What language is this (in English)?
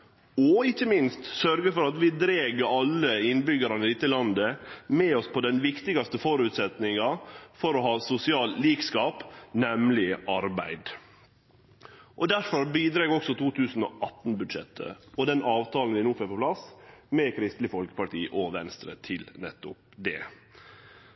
Norwegian Nynorsk